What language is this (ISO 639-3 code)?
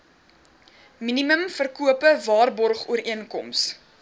afr